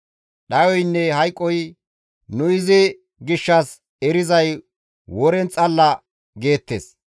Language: Gamo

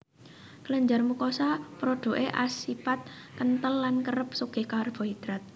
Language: Javanese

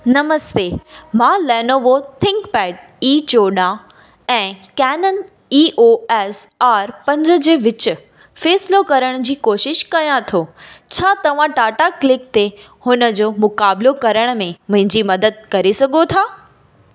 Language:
Sindhi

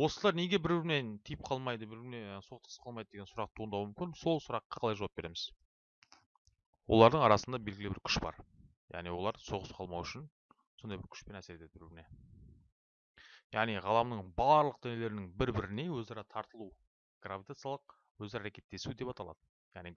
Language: Turkish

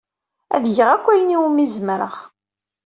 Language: Kabyle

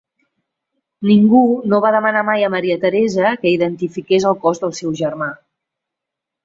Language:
Catalan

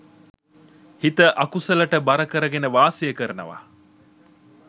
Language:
Sinhala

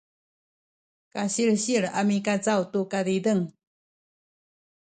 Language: Sakizaya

